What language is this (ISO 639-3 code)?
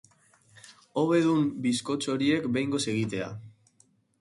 eus